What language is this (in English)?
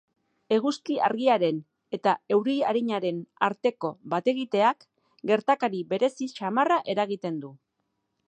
Basque